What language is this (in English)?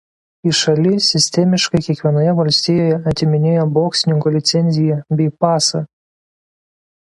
Lithuanian